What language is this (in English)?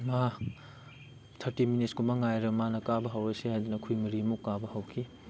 Manipuri